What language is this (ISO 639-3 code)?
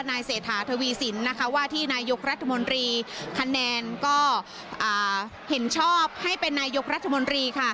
tha